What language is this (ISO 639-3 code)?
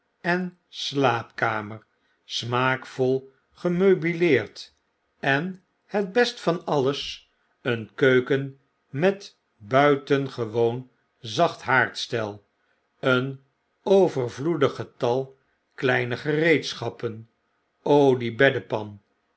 nld